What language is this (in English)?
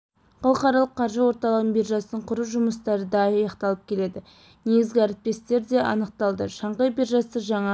Kazakh